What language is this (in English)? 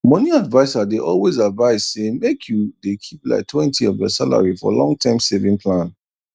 Nigerian Pidgin